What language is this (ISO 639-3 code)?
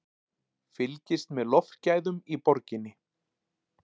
isl